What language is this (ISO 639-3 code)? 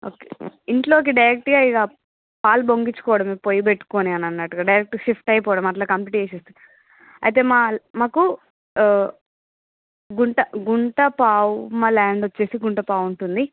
tel